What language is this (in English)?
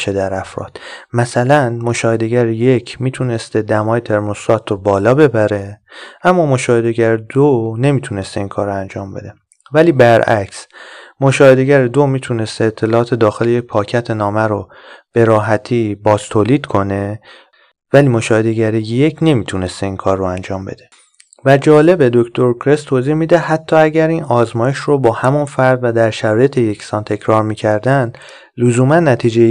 Persian